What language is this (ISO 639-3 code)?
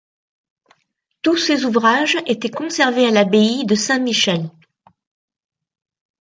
fra